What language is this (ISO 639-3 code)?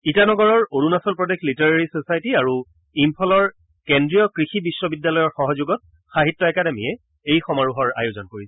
asm